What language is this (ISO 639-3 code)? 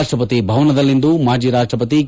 kan